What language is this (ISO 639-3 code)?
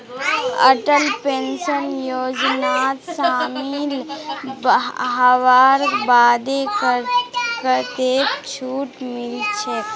mag